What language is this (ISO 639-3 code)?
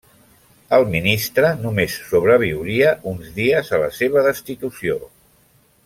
cat